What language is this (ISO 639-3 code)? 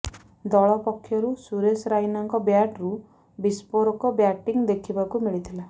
ori